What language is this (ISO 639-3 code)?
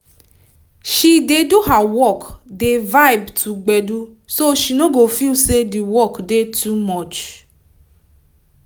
pcm